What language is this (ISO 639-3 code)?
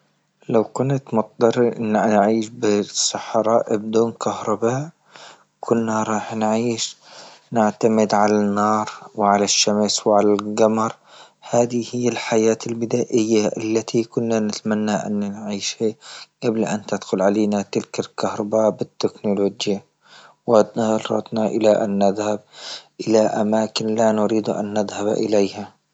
ayl